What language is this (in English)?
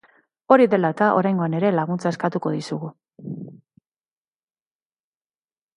Basque